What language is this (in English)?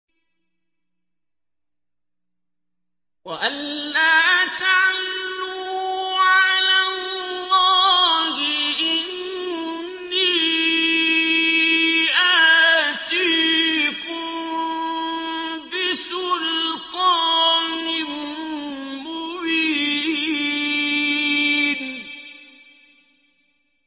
Arabic